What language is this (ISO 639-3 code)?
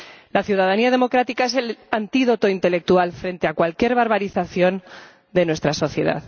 spa